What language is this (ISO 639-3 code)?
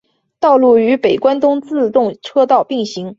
zho